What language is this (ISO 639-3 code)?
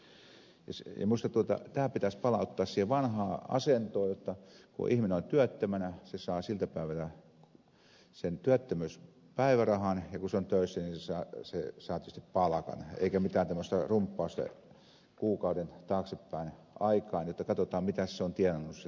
fin